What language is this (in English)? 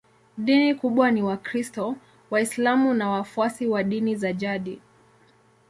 Swahili